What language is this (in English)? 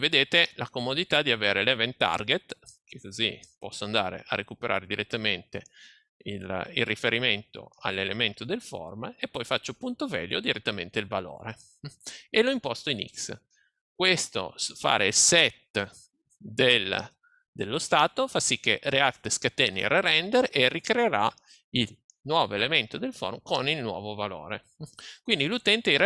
Italian